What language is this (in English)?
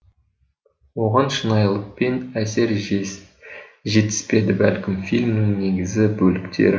Kazakh